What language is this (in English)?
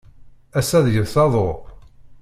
Kabyle